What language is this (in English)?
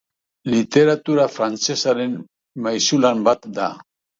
Basque